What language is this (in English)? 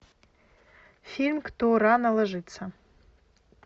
Russian